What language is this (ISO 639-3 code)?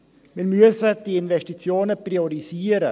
gsw